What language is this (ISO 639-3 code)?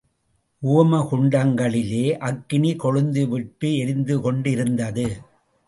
tam